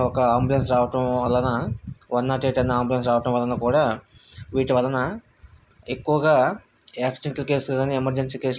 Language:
Telugu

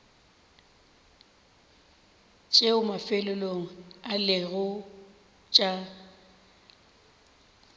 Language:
Northern Sotho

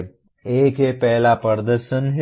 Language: Hindi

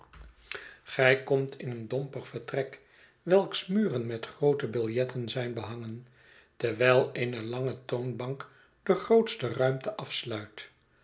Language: Dutch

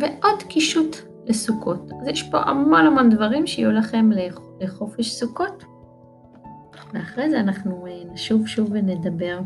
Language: Hebrew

